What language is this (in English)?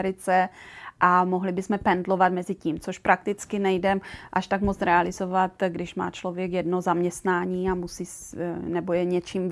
Czech